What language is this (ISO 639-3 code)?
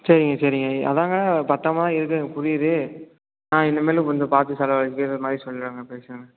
tam